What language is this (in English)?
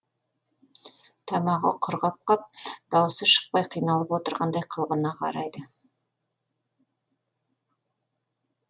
Kazakh